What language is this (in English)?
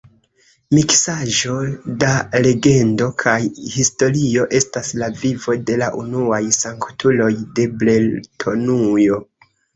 Esperanto